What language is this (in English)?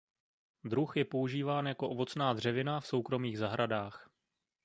Czech